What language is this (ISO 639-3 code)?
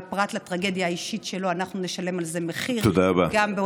heb